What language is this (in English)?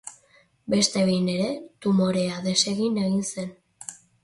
Basque